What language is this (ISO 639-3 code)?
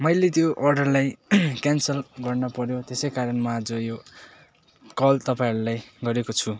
nep